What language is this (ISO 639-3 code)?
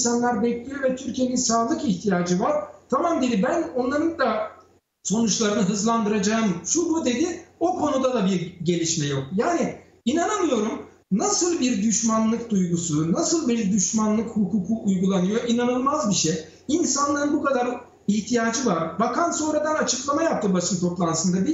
tur